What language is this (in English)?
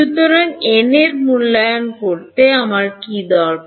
Bangla